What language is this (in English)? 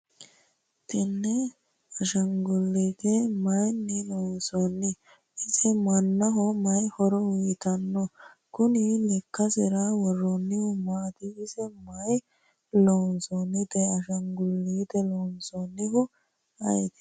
Sidamo